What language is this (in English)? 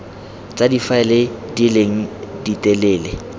Tswana